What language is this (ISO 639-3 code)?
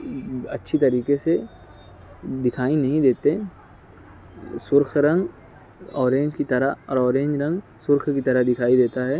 urd